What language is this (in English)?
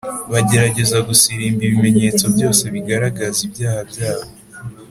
Kinyarwanda